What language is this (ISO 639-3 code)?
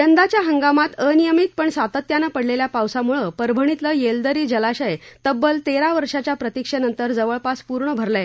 mar